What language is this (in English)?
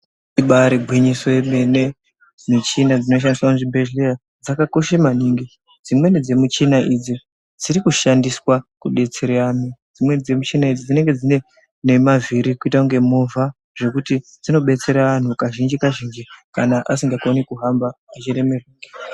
Ndau